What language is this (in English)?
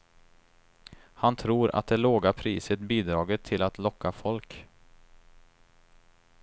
Swedish